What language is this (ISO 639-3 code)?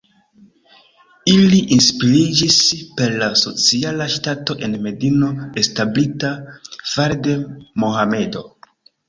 epo